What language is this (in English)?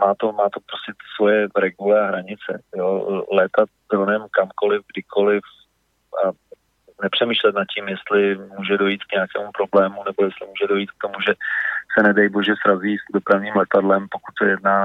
Czech